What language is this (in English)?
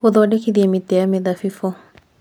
Kikuyu